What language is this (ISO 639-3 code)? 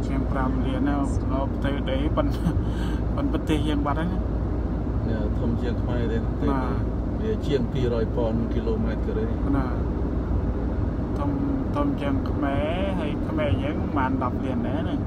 tha